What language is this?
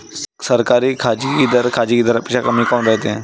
Marathi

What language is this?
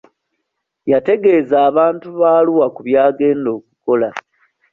Ganda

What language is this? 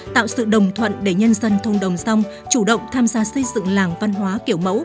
Vietnamese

